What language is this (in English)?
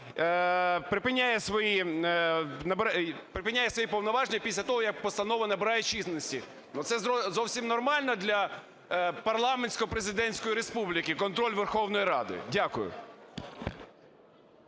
Ukrainian